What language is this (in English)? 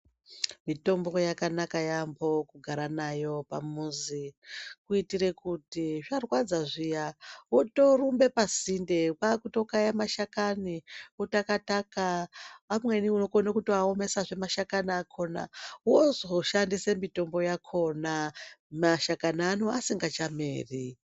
Ndau